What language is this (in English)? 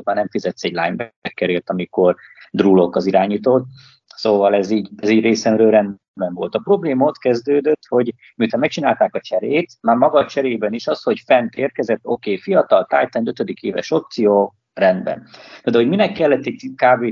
Hungarian